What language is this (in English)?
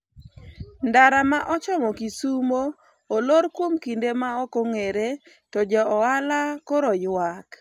Luo (Kenya and Tanzania)